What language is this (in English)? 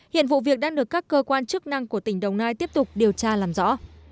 Vietnamese